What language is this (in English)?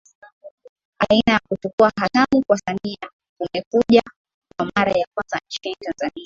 Swahili